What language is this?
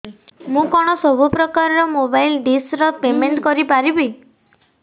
Odia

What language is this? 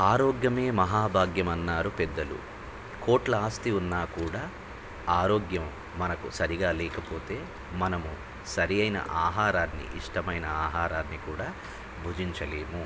Telugu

